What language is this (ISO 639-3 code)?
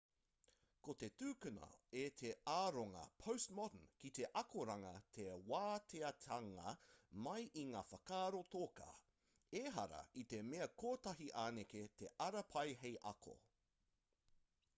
mri